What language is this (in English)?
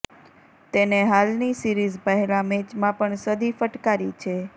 Gujarati